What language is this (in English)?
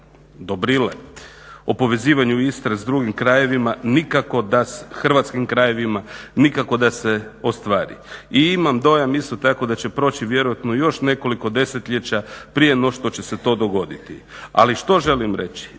Croatian